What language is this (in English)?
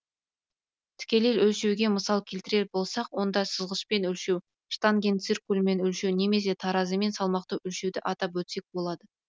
Kazakh